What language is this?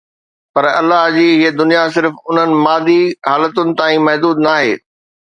Sindhi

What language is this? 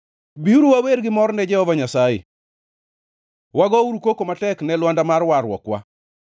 Luo (Kenya and Tanzania)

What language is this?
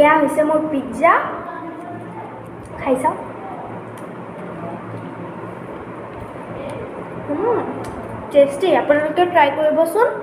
Indonesian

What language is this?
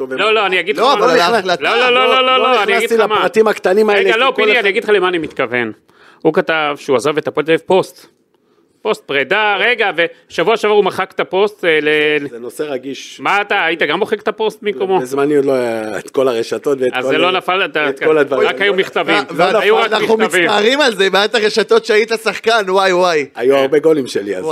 Hebrew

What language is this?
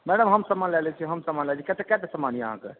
Maithili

